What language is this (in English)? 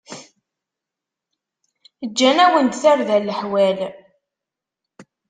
Kabyle